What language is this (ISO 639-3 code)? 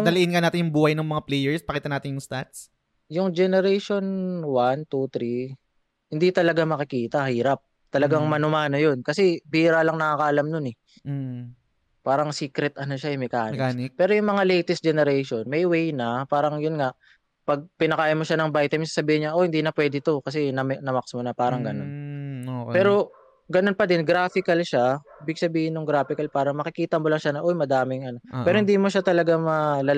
fil